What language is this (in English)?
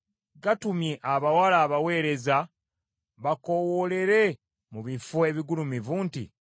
Ganda